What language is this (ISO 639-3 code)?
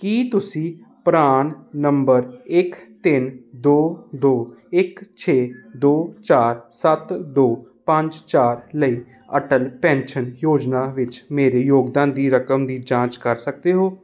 pan